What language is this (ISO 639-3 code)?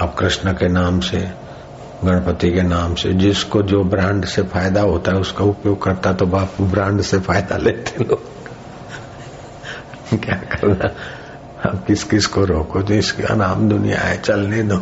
hin